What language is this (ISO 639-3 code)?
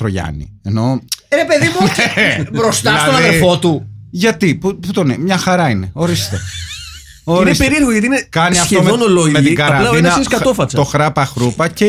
ell